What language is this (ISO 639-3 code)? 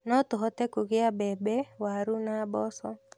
kik